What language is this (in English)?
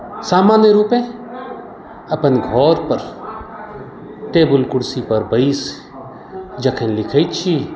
Maithili